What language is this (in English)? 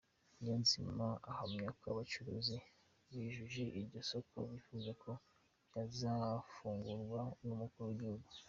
Kinyarwanda